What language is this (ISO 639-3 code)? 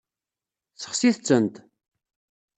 kab